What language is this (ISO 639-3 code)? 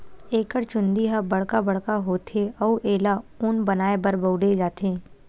hne